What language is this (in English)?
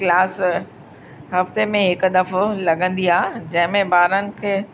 Sindhi